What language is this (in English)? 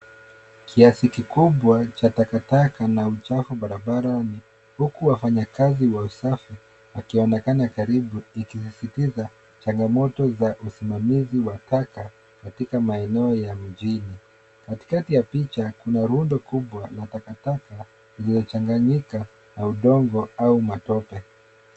Swahili